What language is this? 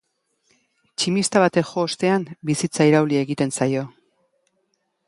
Basque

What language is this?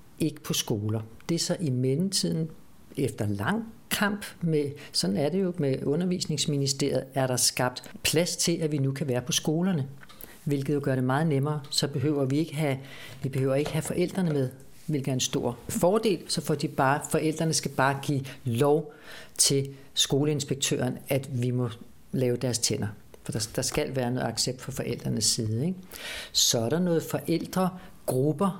Danish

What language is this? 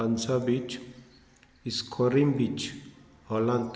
Konkani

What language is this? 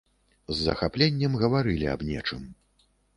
Belarusian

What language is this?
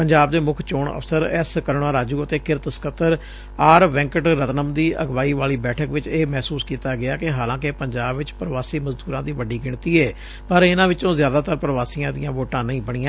Punjabi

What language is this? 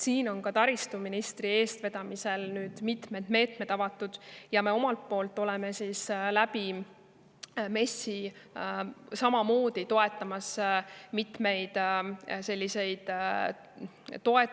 Estonian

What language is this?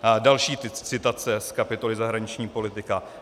Czech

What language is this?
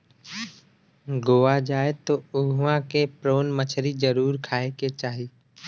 Bhojpuri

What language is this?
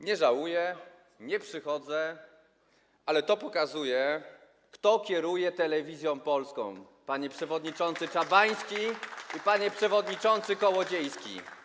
Polish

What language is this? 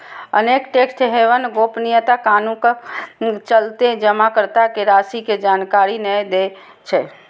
Maithili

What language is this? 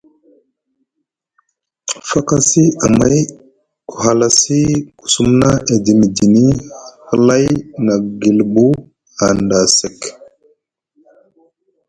Musgu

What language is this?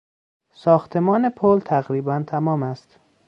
Persian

